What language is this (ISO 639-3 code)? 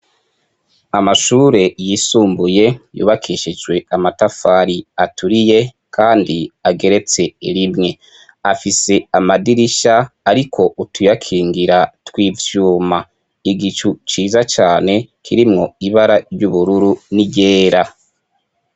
run